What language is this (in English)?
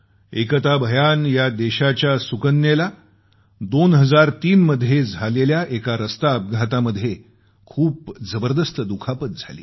Marathi